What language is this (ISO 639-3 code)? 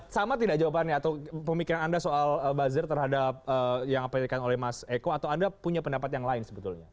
ind